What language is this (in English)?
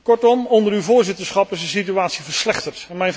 Dutch